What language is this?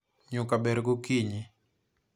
Luo (Kenya and Tanzania)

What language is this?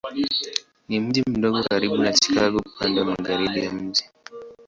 Swahili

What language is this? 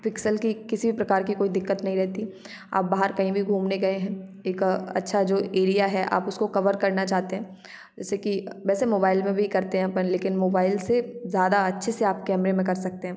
Hindi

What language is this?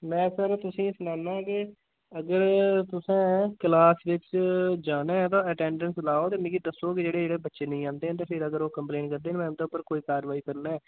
Dogri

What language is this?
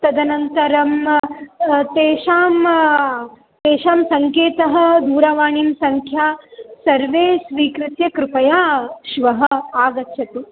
Sanskrit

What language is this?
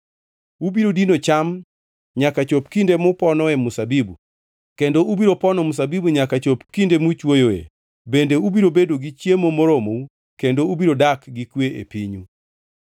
Luo (Kenya and Tanzania)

